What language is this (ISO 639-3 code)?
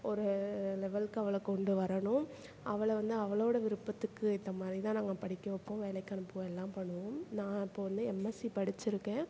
tam